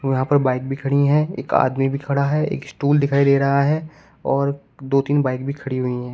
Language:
Hindi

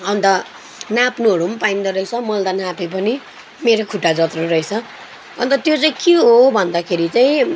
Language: Nepali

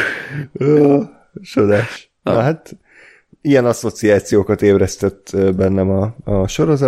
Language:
Hungarian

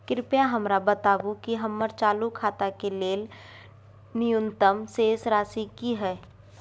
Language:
Maithili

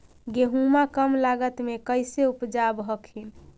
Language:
Magahi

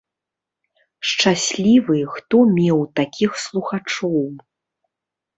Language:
Belarusian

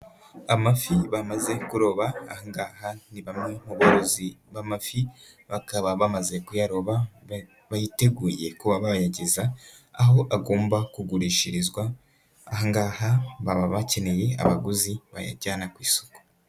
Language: Kinyarwanda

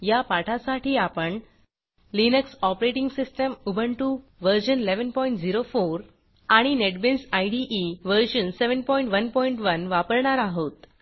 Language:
Marathi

